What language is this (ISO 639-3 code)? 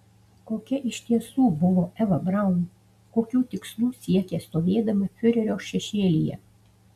lit